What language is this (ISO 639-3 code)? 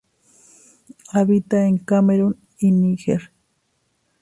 spa